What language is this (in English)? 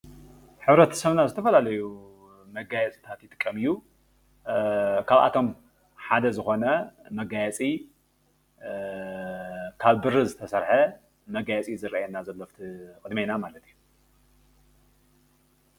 Tigrinya